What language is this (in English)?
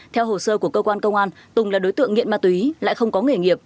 Vietnamese